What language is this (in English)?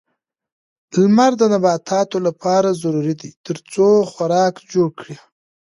Pashto